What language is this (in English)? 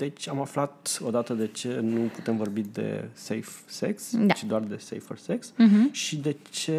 Romanian